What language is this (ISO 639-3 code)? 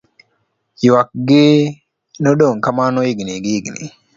luo